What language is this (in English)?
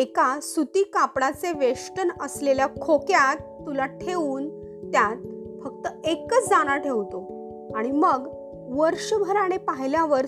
Marathi